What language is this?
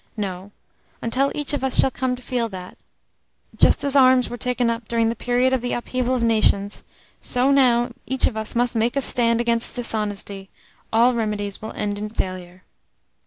English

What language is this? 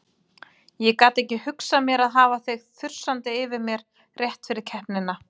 Icelandic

